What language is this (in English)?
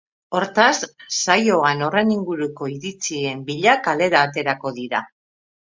Basque